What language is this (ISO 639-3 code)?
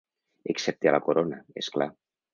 cat